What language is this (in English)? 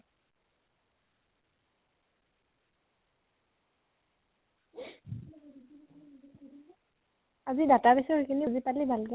Assamese